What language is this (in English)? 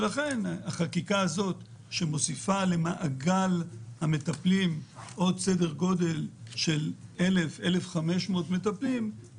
Hebrew